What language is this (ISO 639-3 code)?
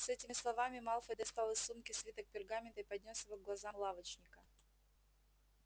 rus